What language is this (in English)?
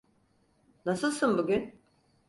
Turkish